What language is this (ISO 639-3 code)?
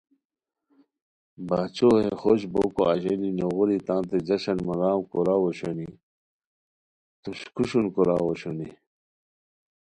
khw